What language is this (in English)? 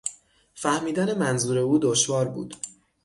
Persian